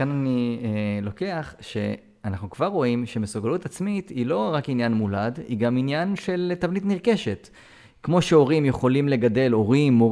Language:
Hebrew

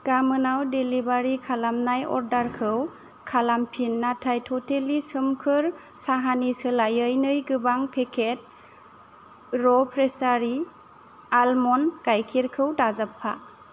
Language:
Bodo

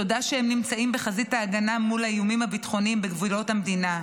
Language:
Hebrew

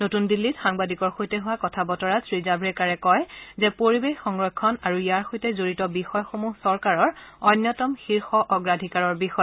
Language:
Assamese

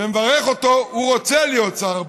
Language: Hebrew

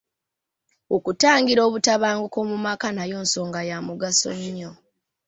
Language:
Ganda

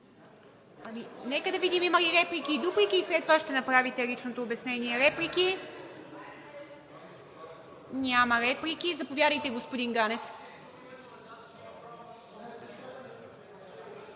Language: Bulgarian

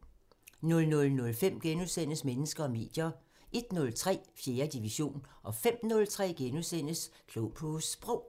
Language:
Danish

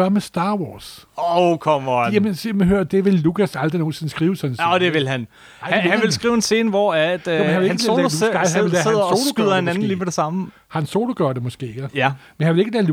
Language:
Danish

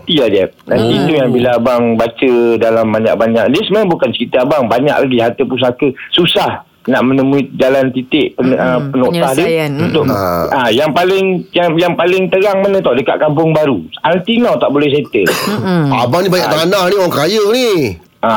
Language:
Malay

